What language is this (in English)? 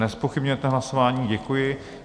Czech